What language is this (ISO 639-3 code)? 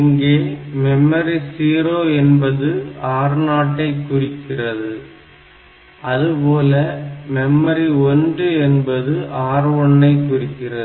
tam